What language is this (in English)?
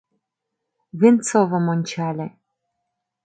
Mari